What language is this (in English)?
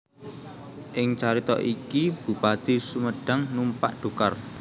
Javanese